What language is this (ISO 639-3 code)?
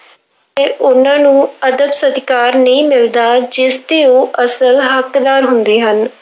pan